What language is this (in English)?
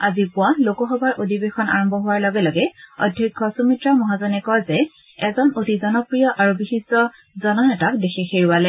Assamese